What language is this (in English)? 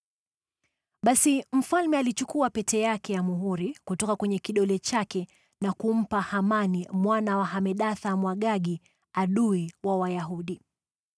Swahili